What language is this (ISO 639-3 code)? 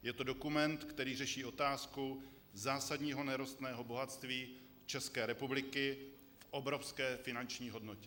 ces